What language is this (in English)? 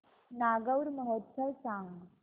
Marathi